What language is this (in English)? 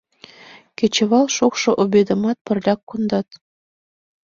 Mari